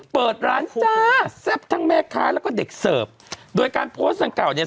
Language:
Thai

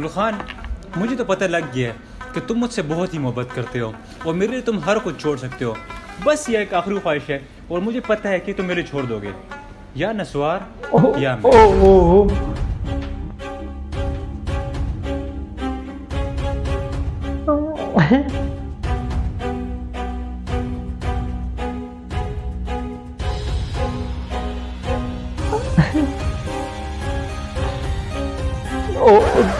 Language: Urdu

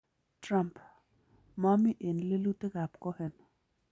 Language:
Kalenjin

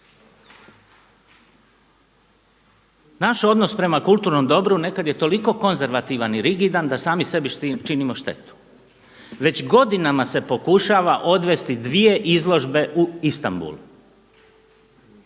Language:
Croatian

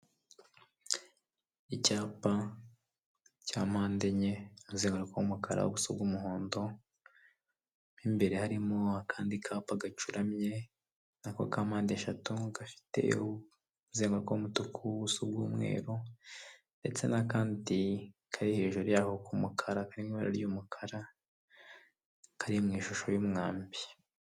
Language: Kinyarwanda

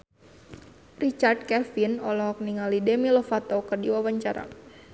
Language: Sundanese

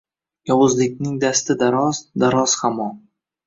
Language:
Uzbek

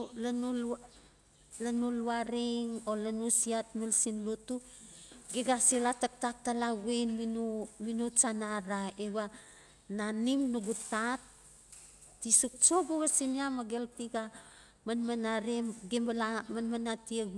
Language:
Notsi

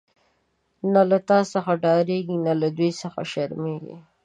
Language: Pashto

